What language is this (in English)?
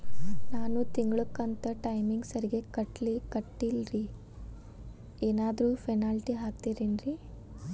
Kannada